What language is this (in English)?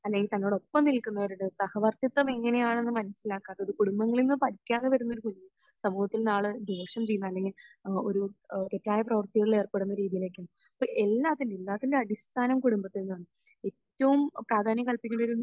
Malayalam